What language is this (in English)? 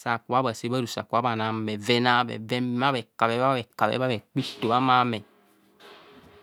Kohumono